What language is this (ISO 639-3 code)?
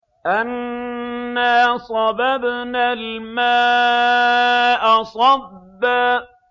ara